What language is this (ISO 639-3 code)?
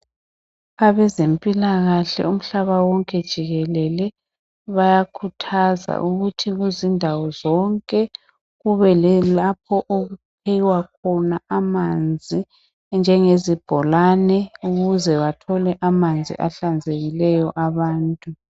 nde